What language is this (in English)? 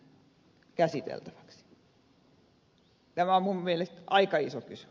Finnish